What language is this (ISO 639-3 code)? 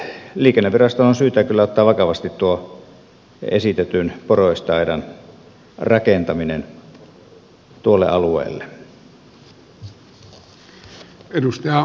fin